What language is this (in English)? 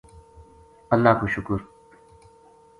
Gujari